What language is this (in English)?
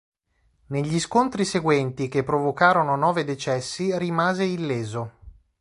Italian